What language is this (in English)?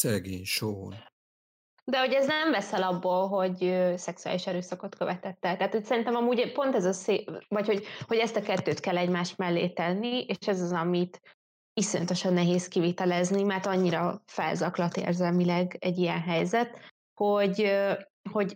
Hungarian